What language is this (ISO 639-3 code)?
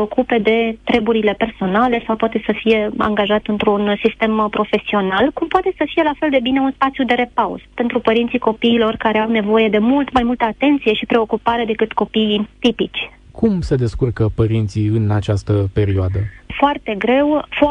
ron